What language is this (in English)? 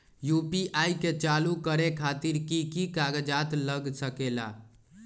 Magahi